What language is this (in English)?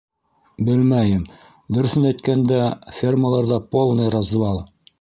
Bashkir